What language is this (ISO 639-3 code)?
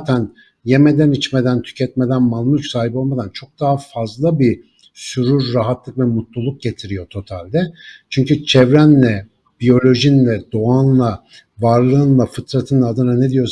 tur